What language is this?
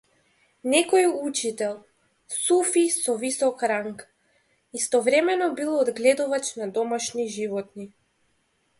Macedonian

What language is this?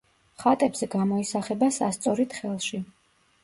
Georgian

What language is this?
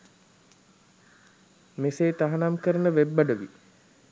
Sinhala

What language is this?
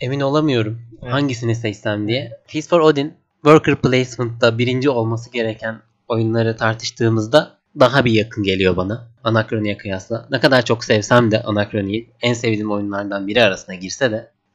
Turkish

